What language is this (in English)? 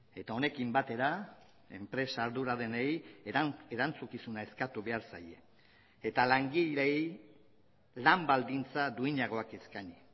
Basque